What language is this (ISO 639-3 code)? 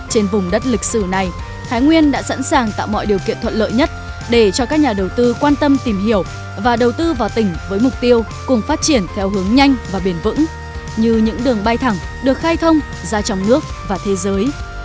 vie